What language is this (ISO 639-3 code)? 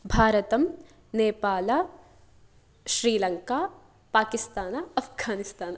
san